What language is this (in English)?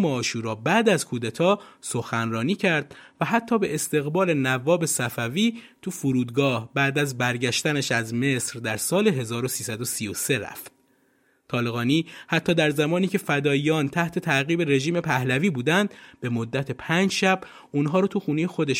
Persian